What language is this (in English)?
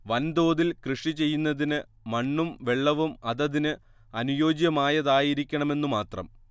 Malayalam